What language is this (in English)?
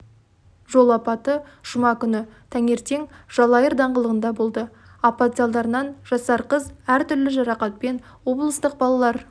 Kazakh